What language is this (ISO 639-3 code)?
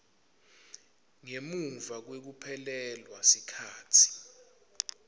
ssw